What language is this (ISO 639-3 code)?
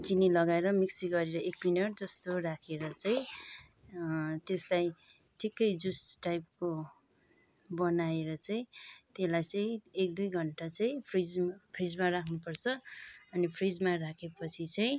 nep